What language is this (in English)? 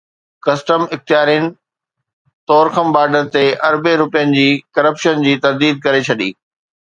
Sindhi